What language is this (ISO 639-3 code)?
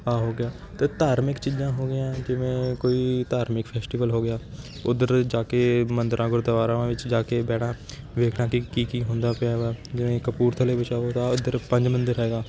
pan